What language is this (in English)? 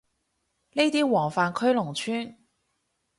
Cantonese